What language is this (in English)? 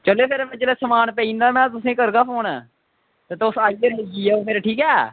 Dogri